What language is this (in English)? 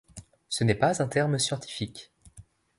French